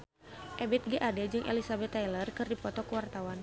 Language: Sundanese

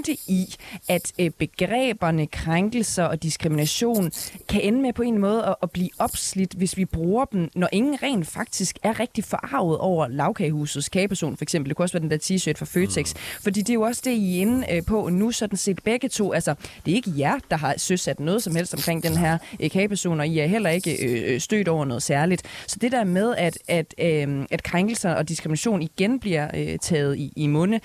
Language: Danish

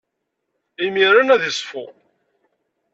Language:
Kabyle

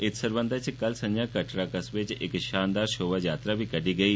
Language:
Dogri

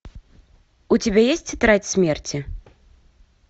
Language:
Russian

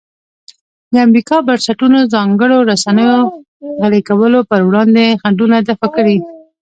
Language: Pashto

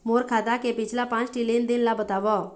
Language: Chhattisgarhi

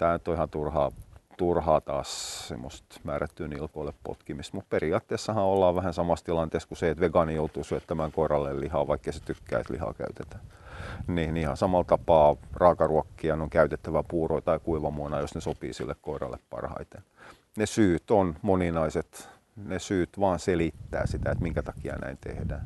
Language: Finnish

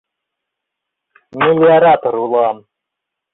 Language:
Mari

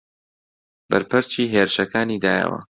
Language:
Central Kurdish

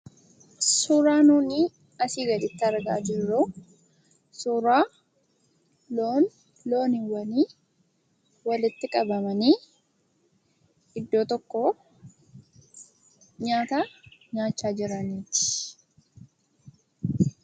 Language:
Oromo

